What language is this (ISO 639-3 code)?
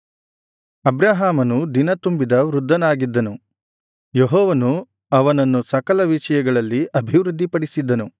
kan